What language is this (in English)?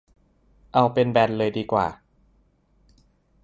Thai